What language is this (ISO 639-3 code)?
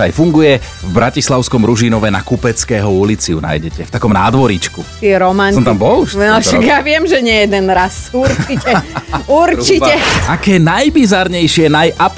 slk